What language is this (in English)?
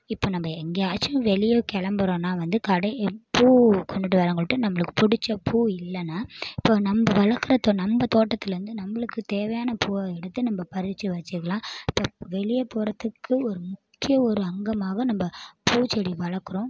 Tamil